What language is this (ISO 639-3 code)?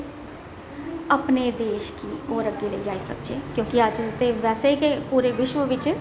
doi